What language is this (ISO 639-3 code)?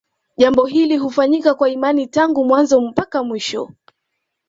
swa